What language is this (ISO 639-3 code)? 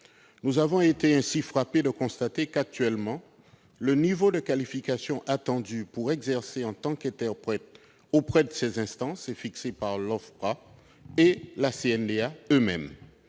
fra